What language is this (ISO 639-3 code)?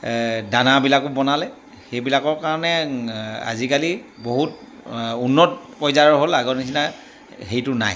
asm